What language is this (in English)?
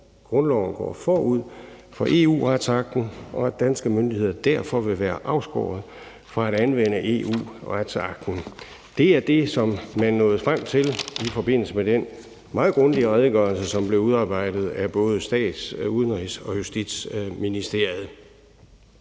Danish